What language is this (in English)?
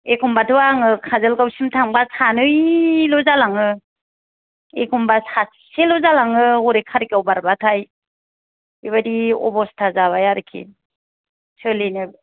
Bodo